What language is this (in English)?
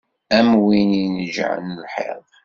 Kabyle